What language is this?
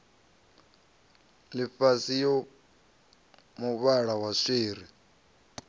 Venda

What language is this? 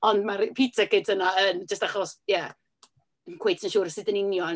Welsh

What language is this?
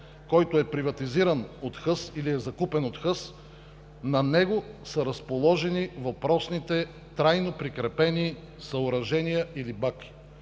Bulgarian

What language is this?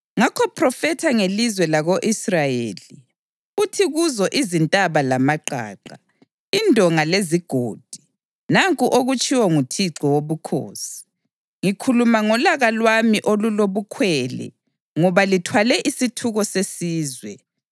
North Ndebele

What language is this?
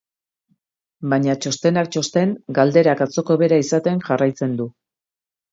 Basque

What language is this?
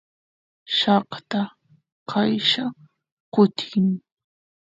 Santiago del Estero Quichua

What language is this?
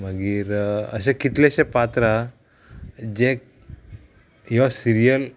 Konkani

